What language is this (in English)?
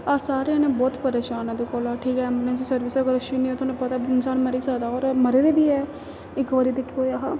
Dogri